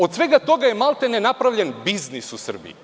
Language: Serbian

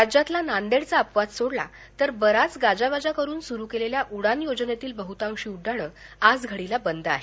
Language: Marathi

